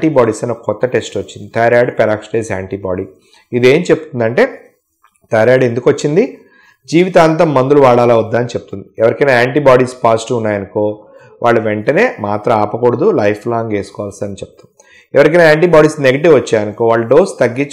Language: Telugu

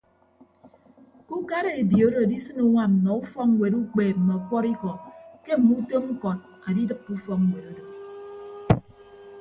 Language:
Ibibio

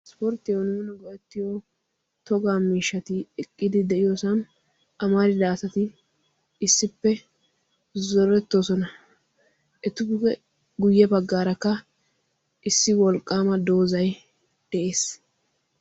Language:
Wolaytta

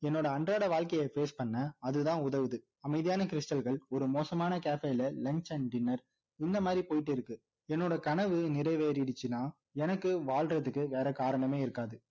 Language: Tamil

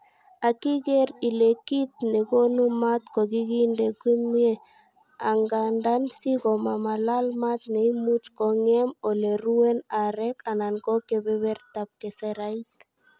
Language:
Kalenjin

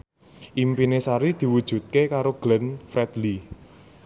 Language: Javanese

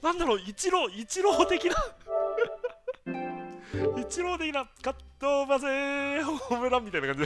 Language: Japanese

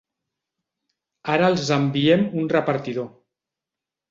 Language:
Catalan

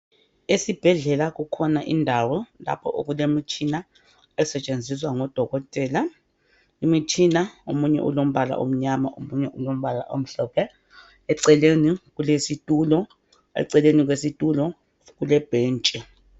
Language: North Ndebele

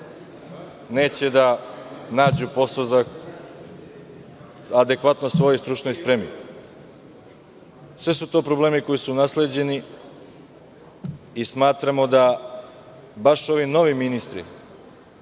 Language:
Serbian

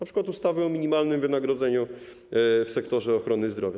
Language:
Polish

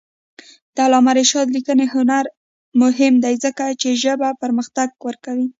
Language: Pashto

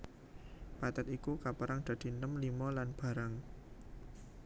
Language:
Javanese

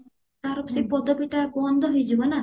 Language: Odia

